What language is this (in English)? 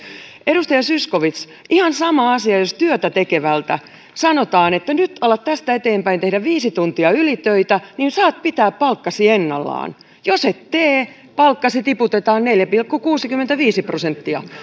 Finnish